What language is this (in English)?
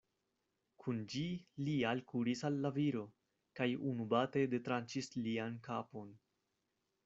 Esperanto